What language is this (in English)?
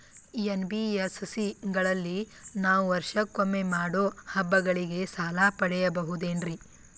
Kannada